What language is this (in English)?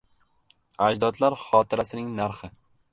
Uzbek